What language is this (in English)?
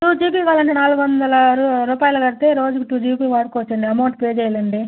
Telugu